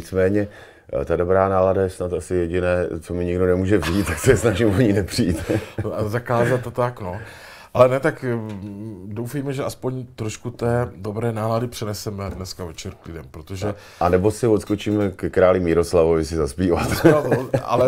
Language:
Czech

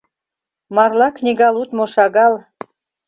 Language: Mari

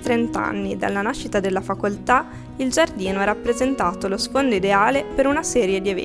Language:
Italian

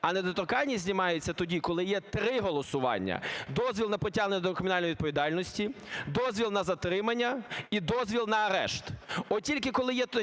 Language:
Ukrainian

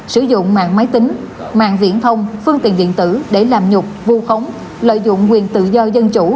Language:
Vietnamese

